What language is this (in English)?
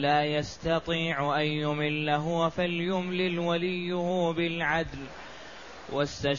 Arabic